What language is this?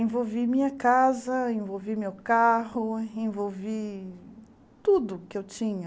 Portuguese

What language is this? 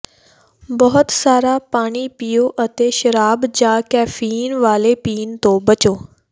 Punjabi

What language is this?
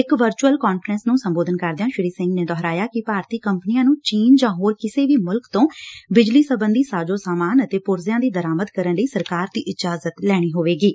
Punjabi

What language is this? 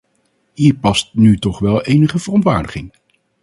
Dutch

